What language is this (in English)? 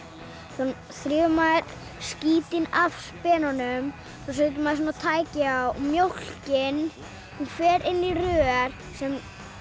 Icelandic